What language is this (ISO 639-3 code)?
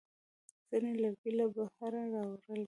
pus